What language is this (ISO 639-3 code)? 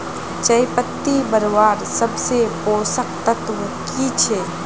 mag